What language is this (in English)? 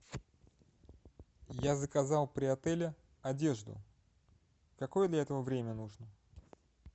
Russian